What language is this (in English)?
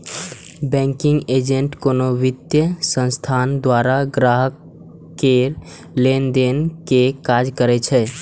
Maithili